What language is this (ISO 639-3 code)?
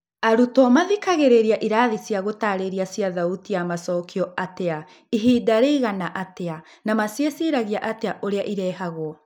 kik